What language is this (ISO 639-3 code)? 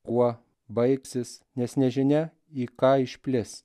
lit